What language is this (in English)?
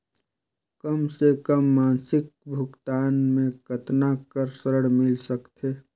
Chhattisgarhi